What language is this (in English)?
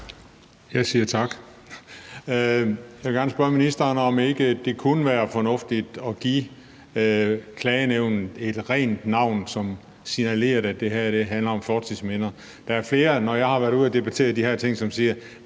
Danish